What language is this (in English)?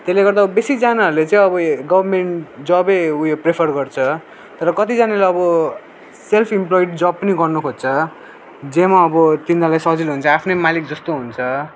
Nepali